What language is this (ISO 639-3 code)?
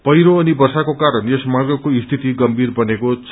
nep